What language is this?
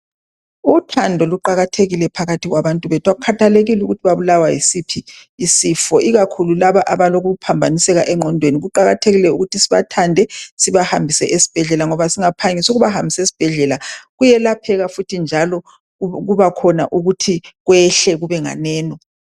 North Ndebele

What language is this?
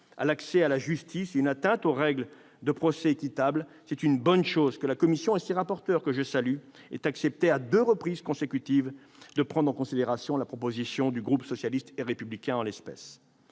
French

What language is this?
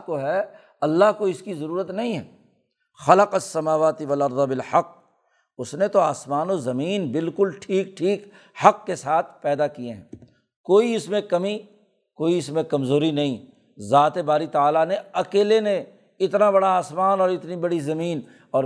Urdu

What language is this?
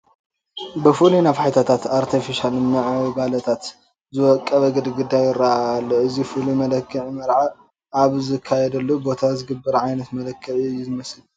Tigrinya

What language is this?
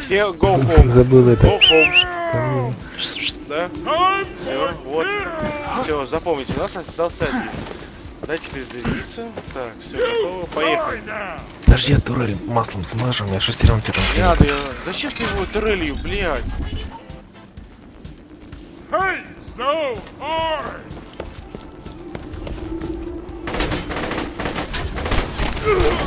Russian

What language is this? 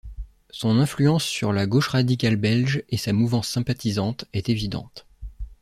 French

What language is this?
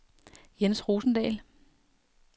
Danish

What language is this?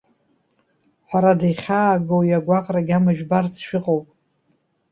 Abkhazian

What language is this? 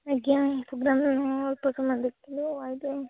Odia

